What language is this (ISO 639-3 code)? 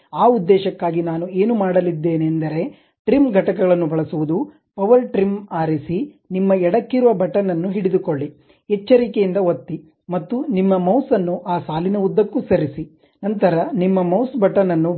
kan